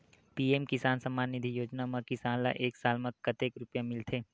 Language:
Chhattisgarhi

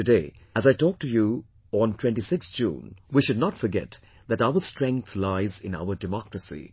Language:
English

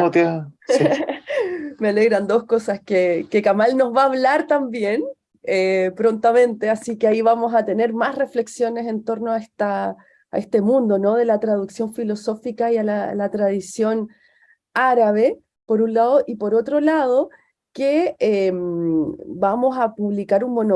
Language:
Spanish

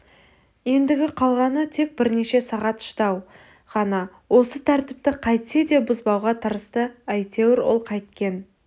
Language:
Kazakh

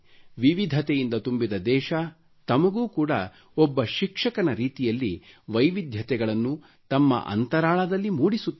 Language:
Kannada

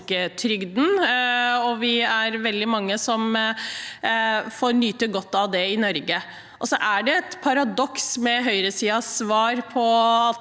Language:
Norwegian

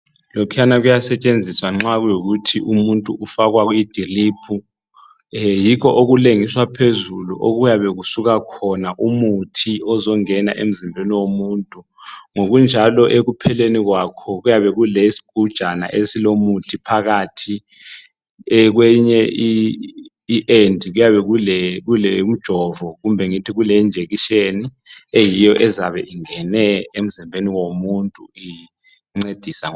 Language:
North Ndebele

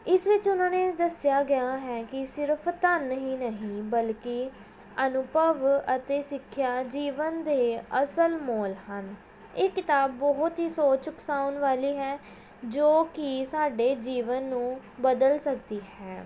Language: Punjabi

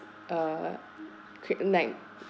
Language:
English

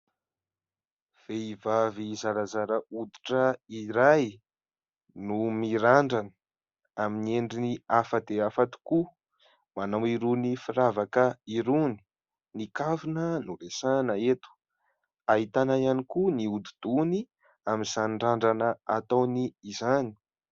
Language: Malagasy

